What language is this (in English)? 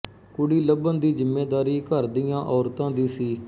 Punjabi